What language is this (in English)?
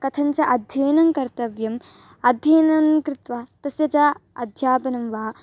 Sanskrit